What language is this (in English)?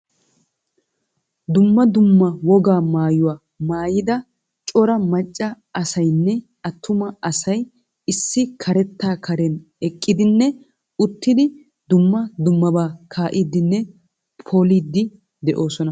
Wolaytta